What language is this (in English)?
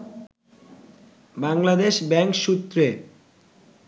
Bangla